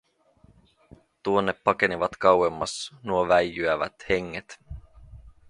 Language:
Finnish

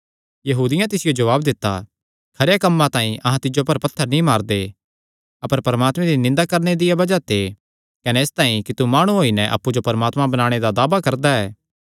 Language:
Kangri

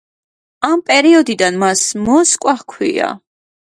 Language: Georgian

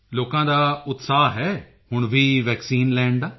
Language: Punjabi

